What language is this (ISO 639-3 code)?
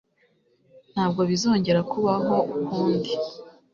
kin